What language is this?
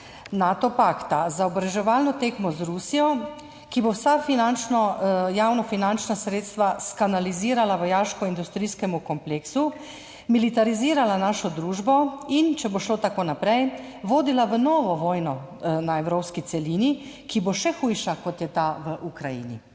Slovenian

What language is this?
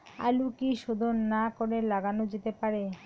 Bangla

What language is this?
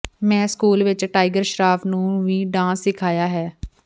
Punjabi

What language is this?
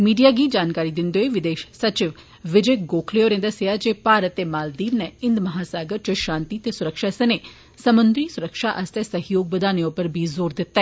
Dogri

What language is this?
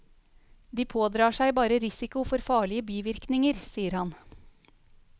Norwegian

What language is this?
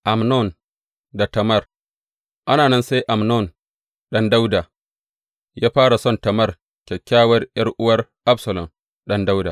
Hausa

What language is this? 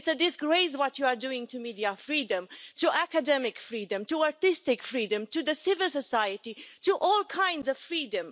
English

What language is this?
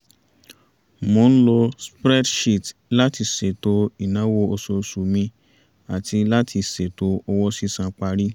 Yoruba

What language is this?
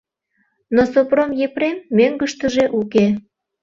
Mari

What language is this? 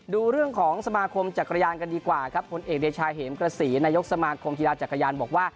Thai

